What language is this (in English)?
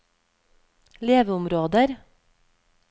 Norwegian